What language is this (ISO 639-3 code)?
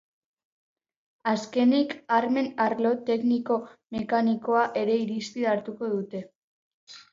eus